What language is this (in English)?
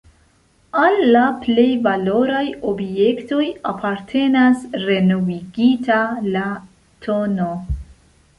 Esperanto